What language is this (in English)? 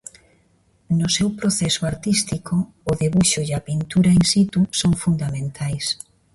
Galician